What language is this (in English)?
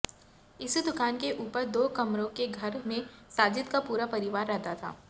Hindi